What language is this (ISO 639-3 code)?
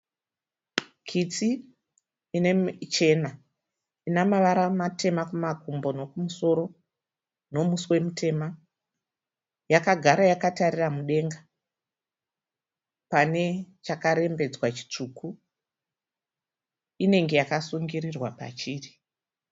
sna